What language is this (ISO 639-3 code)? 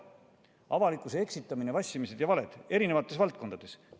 est